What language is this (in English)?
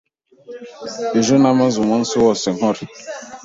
Kinyarwanda